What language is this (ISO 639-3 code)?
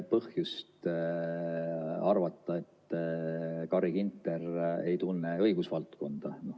est